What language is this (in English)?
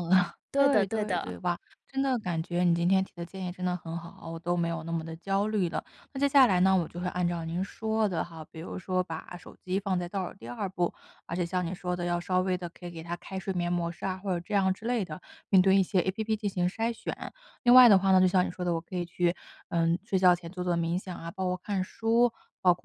Chinese